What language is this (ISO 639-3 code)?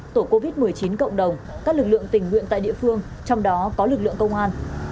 vie